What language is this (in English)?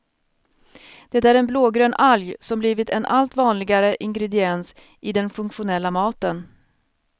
Swedish